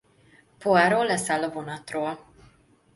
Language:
Hungarian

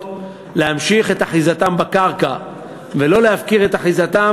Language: Hebrew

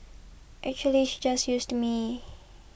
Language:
English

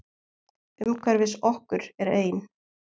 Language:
Icelandic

